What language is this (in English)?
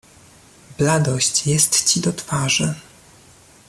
Polish